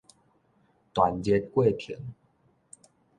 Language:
Min Nan Chinese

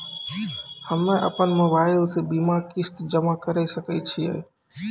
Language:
Maithili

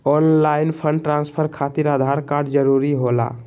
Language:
Magahi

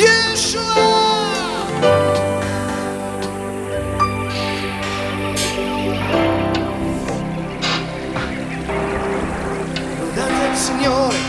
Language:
Italian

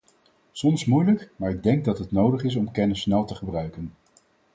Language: Dutch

